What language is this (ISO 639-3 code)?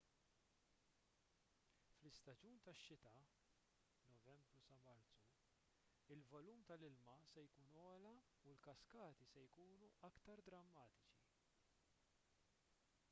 mlt